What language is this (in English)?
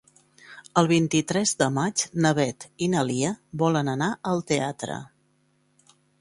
Catalan